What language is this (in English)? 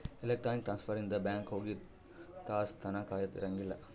Kannada